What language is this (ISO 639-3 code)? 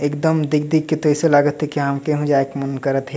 sck